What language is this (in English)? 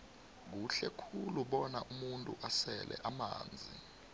South Ndebele